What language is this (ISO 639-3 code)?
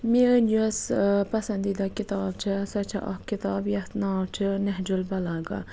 kas